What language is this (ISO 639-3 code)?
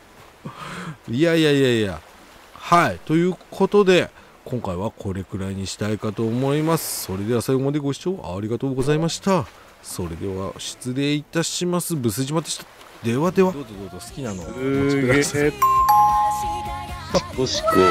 jpn